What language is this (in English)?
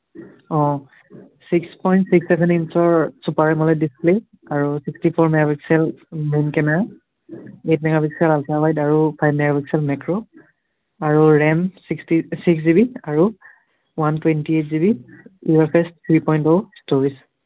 Assamese